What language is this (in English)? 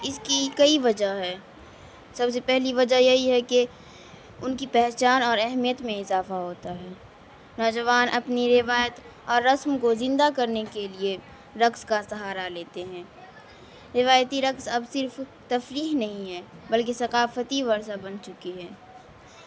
Urdu